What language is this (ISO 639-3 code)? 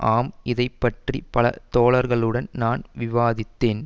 tam